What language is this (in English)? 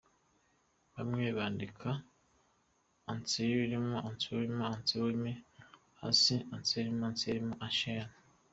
Kinyarwanda